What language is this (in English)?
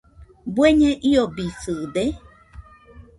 Nüpode Huitoto